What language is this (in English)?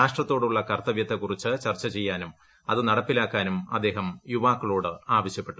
Malayalam